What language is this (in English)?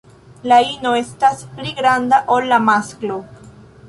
Esperanto